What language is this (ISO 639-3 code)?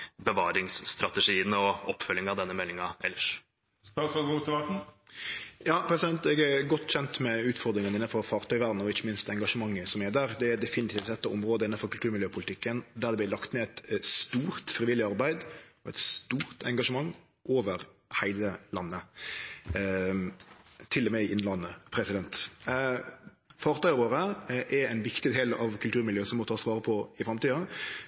nor